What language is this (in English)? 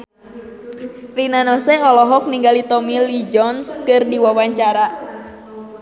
Sundanese